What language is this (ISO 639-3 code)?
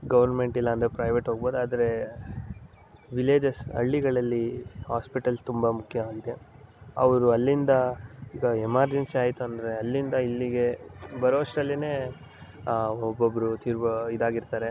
kan